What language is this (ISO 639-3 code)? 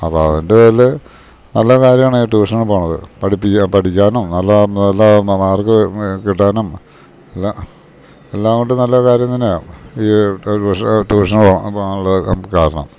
mal